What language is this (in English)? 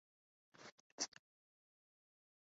Urdu